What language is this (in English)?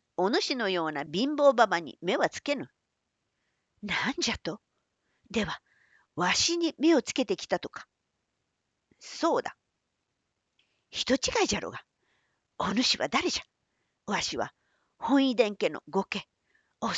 Japanese